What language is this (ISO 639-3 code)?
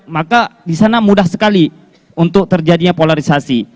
ind